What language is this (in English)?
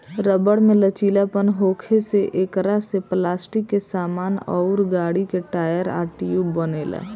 Bhojpuri